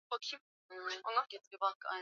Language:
Swahili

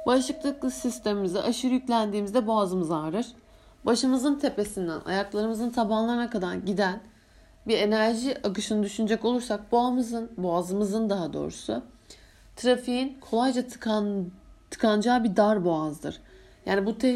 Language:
Turkish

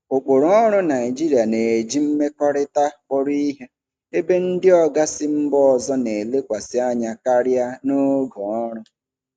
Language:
Igbo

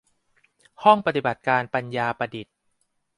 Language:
Thai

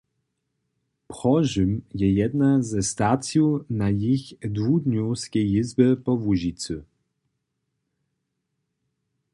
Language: Upper Sorbian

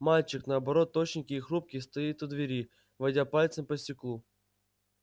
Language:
Russian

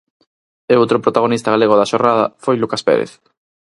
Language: Galician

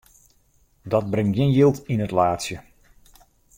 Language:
Western Frisian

